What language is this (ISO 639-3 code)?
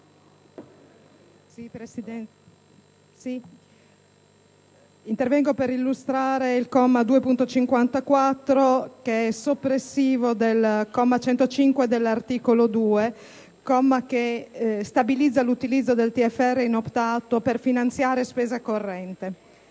ita